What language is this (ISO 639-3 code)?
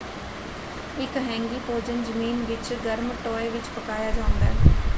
pan